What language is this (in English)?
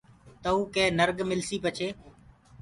Gurgula